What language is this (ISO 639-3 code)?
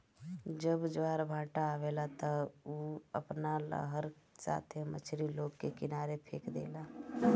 bho